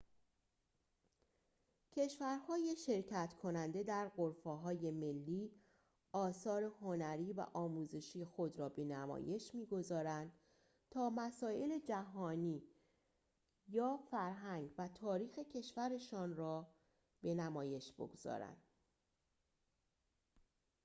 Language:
Persian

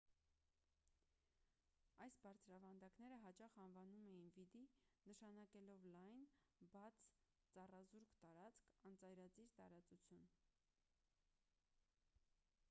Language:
Armenian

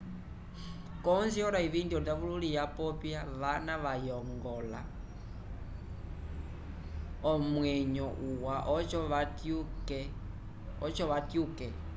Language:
Umbundu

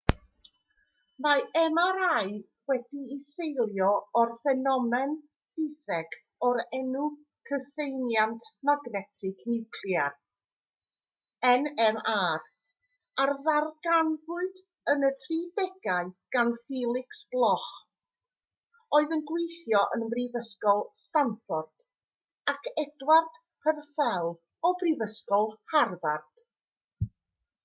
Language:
Welsh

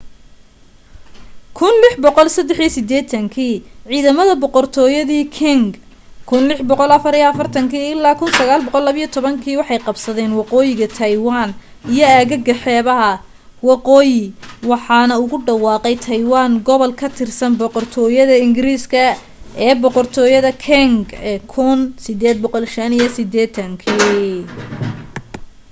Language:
Somali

